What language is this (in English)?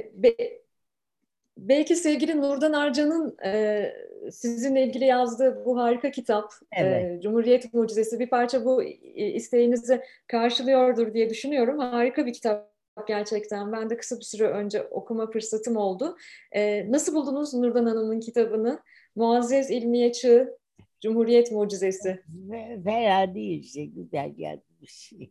Turkish